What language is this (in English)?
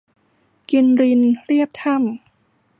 Thai